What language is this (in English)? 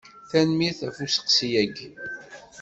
Kabyle